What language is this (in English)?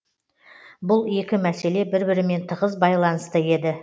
Kazakh